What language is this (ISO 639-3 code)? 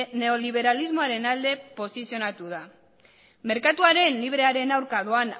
eus